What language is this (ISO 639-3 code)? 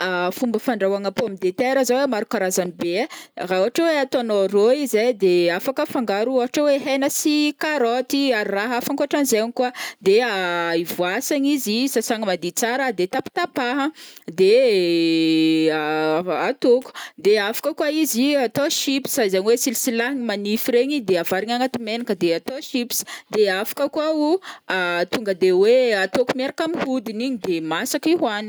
bmm